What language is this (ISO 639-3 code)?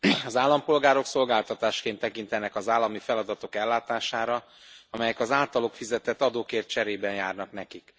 hun